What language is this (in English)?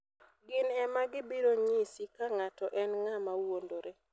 Luo (Kenya and Tanzania)